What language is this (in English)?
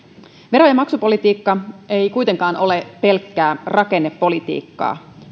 Finnish